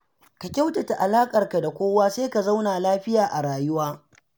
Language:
Hausa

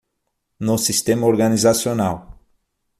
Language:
Portuguese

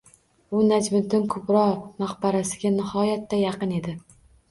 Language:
Uzbek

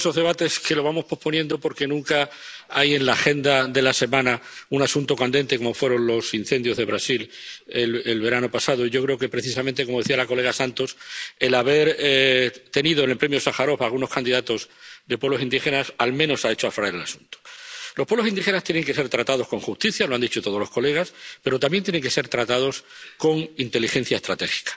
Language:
Spanish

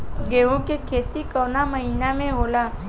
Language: Bhojpuri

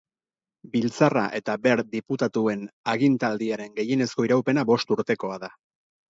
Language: Basque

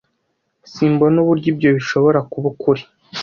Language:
Kinyarwanda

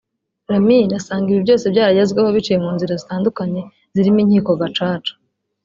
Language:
Kinyarwanda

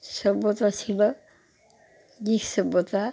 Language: Bangla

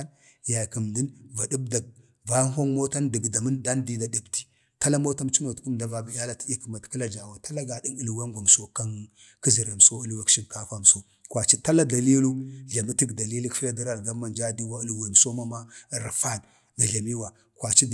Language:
Bade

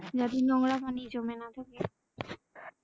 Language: Bangla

